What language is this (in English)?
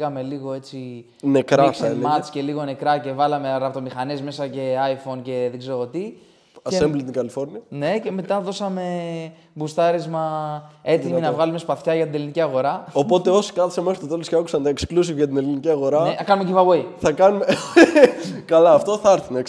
Greek